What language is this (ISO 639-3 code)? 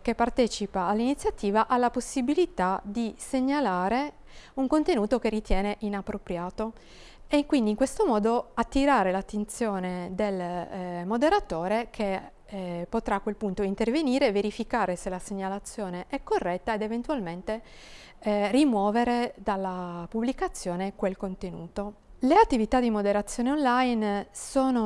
ita